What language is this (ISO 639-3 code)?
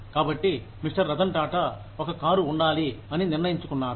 tel